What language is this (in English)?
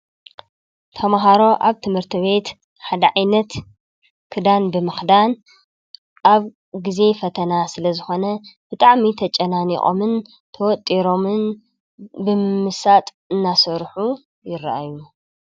Tigrinya